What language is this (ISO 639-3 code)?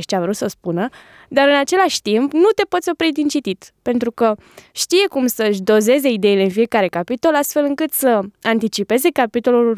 ron